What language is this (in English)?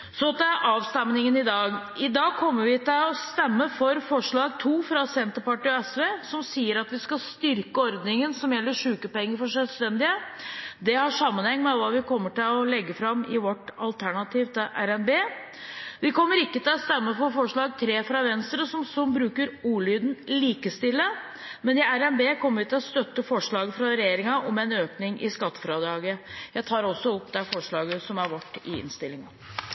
Norwegian